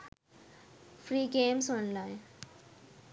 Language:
Sinhala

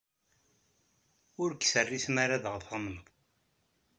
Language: Kabyle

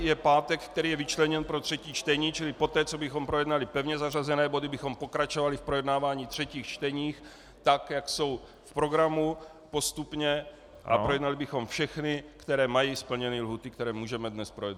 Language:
Czech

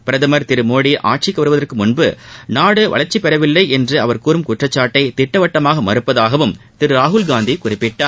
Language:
Tamil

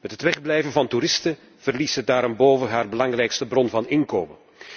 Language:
Dutch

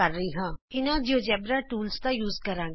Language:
Punjabi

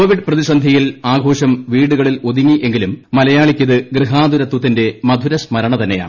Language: Malayalam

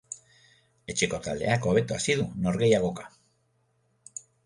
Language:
Basque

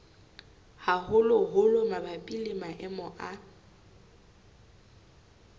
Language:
Southern Sotho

